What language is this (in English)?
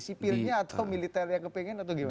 Indonesian